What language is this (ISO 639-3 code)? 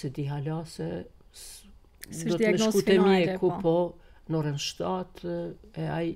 ron